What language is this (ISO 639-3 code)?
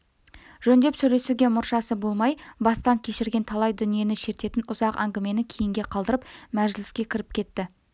kaz